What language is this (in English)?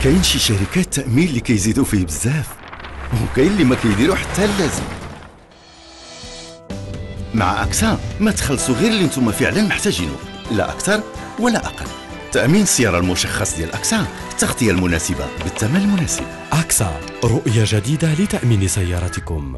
Arabic